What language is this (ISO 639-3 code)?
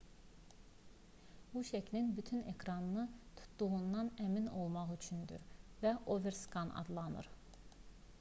aze